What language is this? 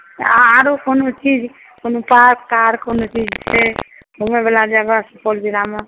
Maithili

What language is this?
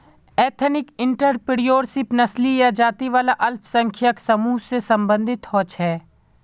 Magahi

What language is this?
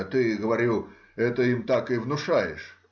Russian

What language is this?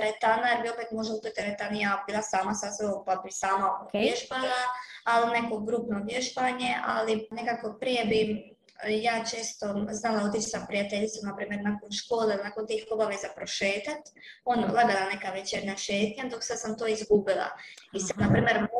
Croatian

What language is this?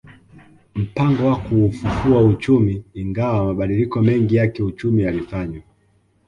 Swahili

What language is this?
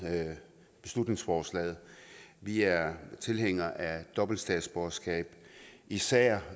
Danish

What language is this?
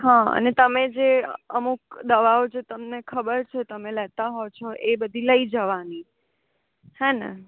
Gujarati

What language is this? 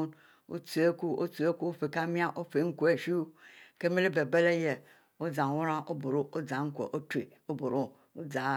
Mbe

